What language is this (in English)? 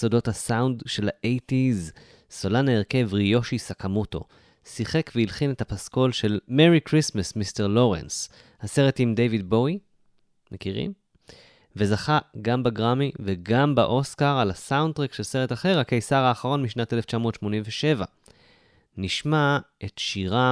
Hebrew